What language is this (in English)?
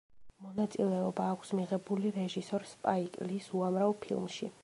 Georgian